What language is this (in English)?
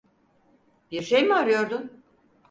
Turkish